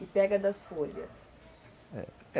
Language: Portuguese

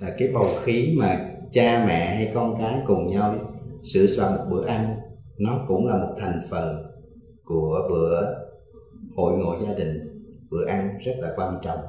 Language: Vietnamese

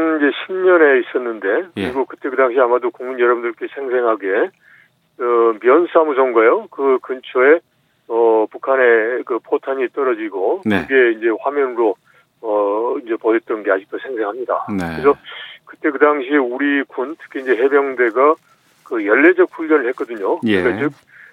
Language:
Korean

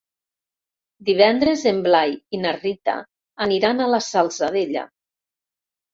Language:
Catalan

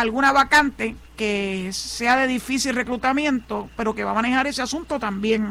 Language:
Spanish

